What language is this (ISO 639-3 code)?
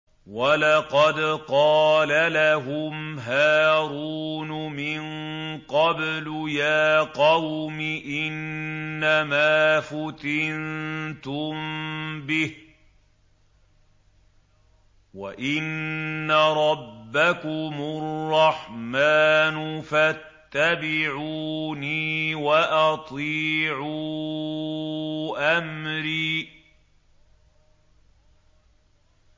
ara